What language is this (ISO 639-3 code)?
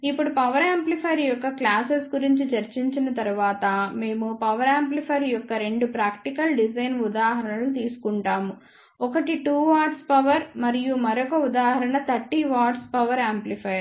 tel